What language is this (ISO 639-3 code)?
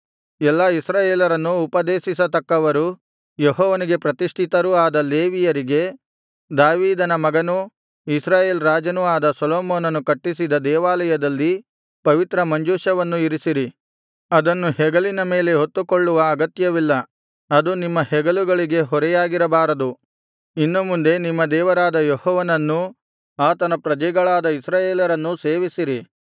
kan